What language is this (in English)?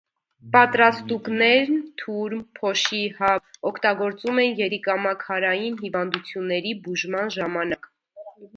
Armenian